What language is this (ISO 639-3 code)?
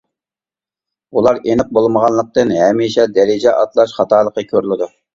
uig